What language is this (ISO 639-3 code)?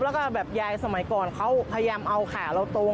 tha